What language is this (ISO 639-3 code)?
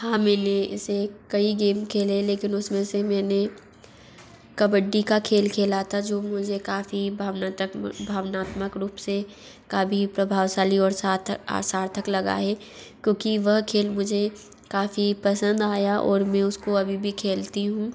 hin